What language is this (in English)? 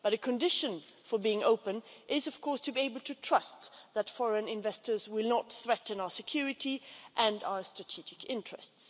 English